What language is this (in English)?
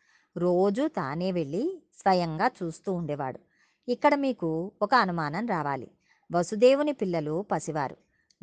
Telugu